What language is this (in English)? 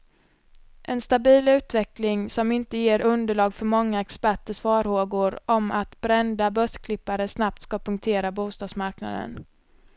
Swedish